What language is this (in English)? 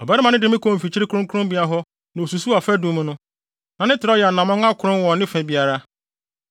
Akan